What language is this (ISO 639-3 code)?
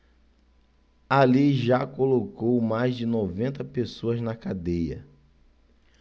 por